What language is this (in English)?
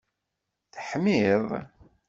Kabyle